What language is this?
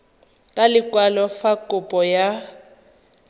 Tswana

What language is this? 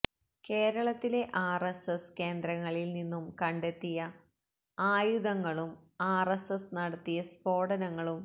Malayalam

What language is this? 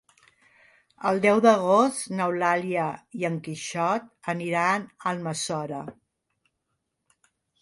Catalan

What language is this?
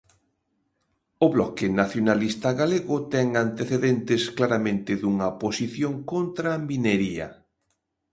Galician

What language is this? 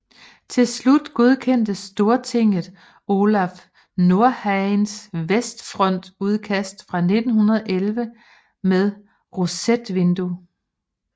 Danish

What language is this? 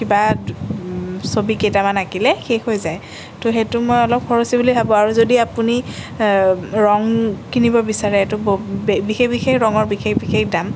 Assamese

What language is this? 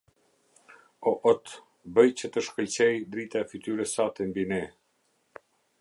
Albanian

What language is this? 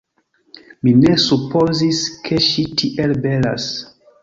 Esperanto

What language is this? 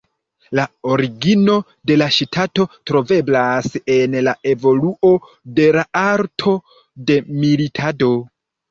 Esperanto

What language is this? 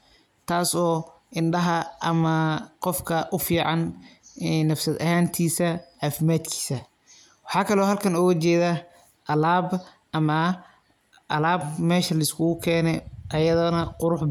Somali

